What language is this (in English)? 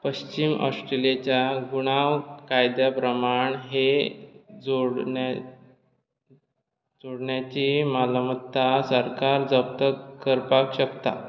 Konkani